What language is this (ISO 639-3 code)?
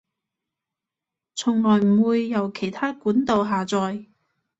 yue